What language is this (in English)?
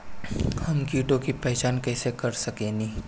Bhojpuri